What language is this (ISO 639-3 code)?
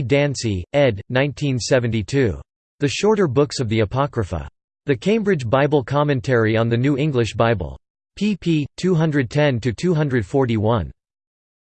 eng